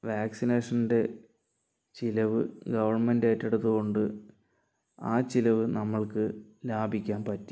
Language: Malayalam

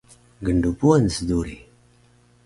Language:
Taroko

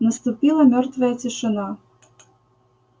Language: Russian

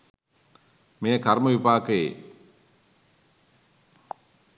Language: Sinhala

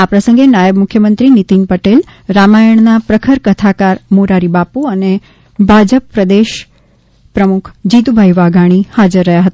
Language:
Gujarati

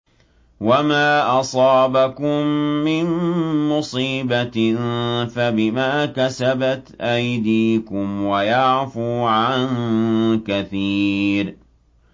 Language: Arabic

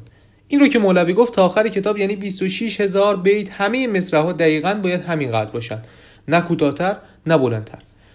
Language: Persian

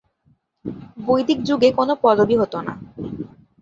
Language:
Bangla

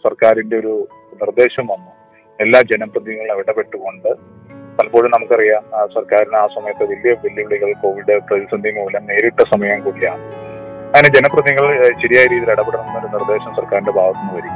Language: Malayalam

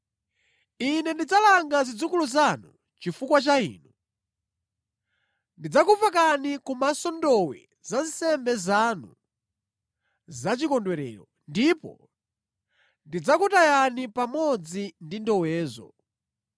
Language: Nyanja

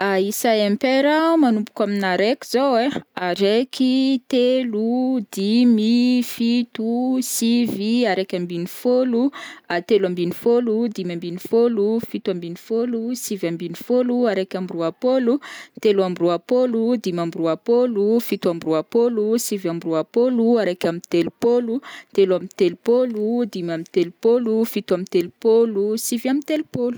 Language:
Northern Betsimisaraka Malagasy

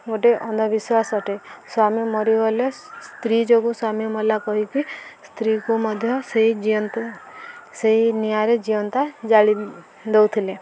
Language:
Odia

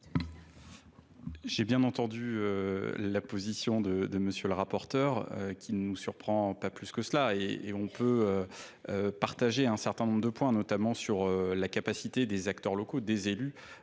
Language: French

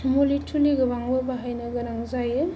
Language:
Bodo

